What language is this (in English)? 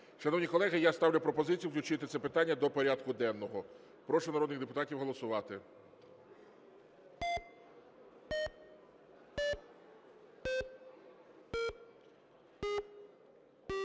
Ukrainian